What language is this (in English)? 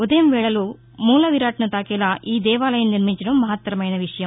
Telugu